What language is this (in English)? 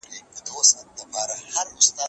Pashto